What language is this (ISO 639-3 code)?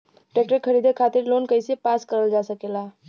bho